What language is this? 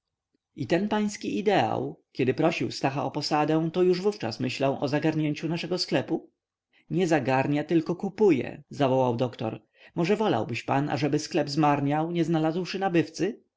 Polish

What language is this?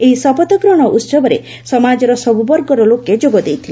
Odia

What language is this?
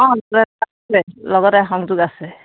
Assamese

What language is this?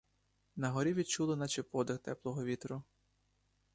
Ukrainian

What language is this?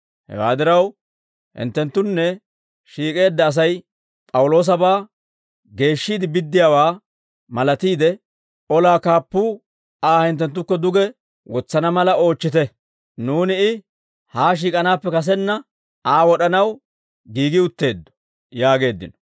Dawro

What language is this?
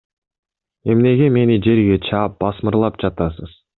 Kyrgyz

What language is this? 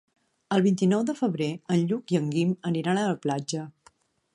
Catalan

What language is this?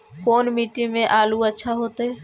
Magahi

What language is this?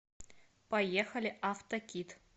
Russian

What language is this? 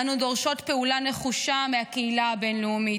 Hebrew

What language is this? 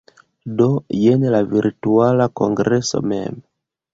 Esperanto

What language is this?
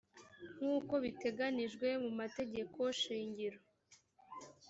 Kinyarwanda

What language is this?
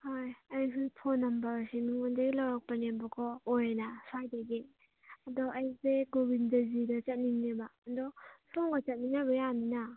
Manipuri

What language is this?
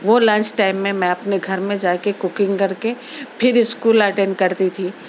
Urdu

